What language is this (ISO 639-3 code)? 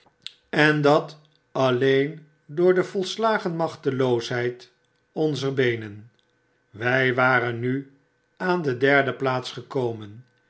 nld